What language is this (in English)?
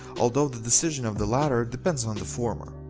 English